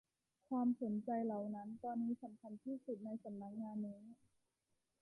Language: Thai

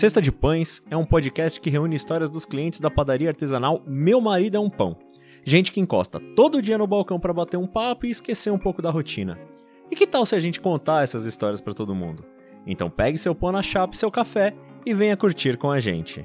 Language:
Portuguese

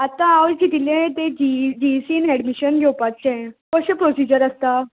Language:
Konkani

